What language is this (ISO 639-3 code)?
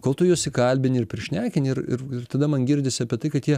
lit